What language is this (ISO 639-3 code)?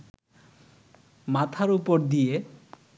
ben